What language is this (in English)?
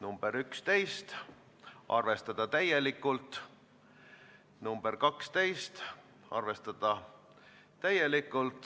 Estonian